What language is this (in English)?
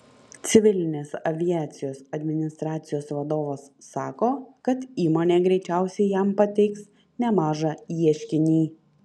Lithuanian